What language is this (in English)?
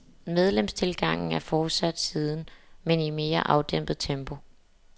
Danish